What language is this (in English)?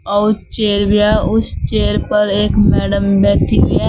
Hindi